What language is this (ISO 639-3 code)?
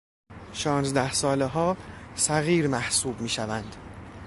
fas